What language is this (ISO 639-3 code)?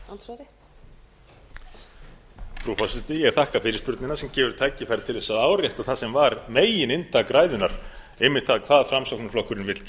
isl